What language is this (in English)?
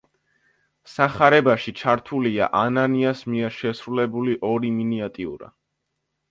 Georgian